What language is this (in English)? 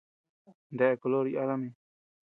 Tepeuxila Cuicatec